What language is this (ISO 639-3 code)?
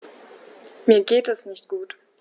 deu